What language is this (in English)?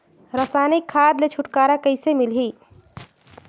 Chhattisgarhi